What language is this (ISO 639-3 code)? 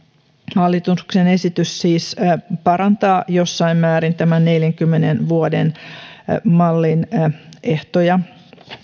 fin